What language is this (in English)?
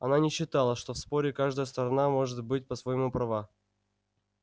Russian